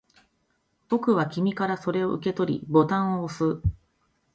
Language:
Japanese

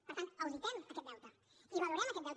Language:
Catalan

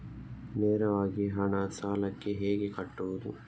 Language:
Kannada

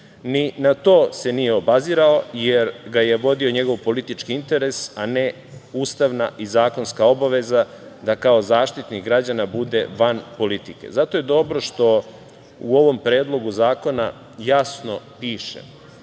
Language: Serbian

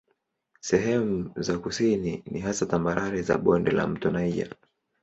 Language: Swahili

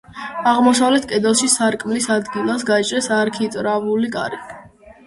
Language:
Georgian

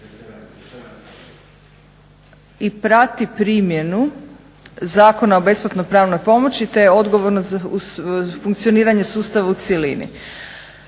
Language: Croatian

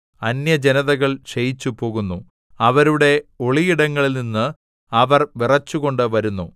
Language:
Malayalam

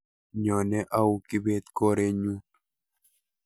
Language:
Kalenjin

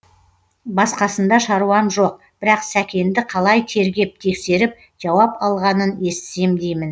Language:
Kazakh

